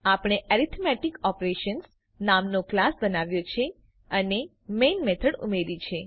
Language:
Gujarati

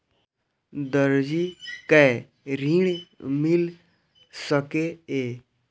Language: Maithili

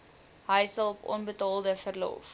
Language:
Afrikaans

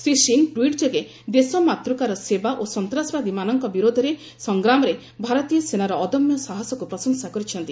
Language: Odia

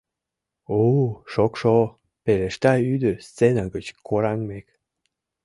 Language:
Mari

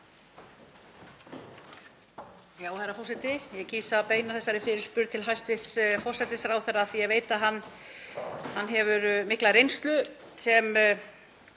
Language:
Icelandic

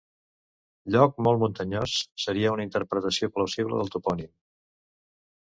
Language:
Catalan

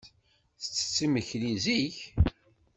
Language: Kabyle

